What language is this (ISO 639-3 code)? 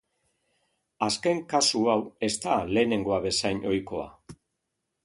eus